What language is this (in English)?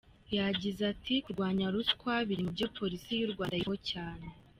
Kinyarwanda